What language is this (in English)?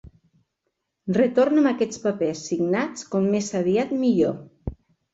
Catalan